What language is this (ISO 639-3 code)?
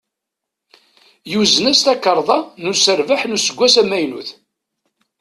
kab